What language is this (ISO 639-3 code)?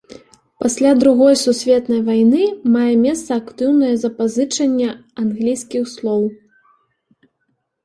bel